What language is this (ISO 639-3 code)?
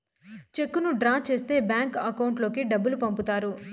tel